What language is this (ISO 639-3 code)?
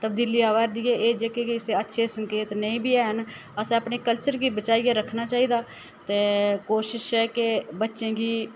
doi